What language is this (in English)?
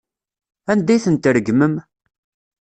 Kabyle